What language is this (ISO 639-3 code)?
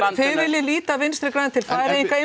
isl